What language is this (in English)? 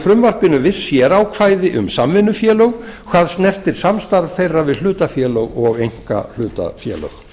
Icelandic